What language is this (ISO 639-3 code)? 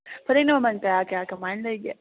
mni